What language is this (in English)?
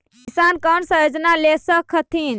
Magahi